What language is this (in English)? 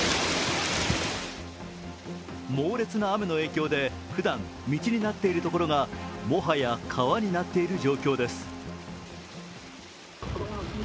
Japanese